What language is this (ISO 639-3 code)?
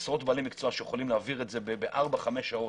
heb